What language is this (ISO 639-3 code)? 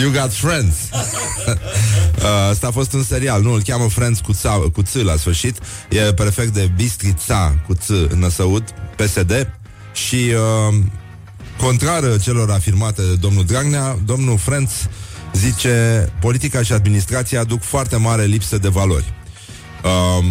ron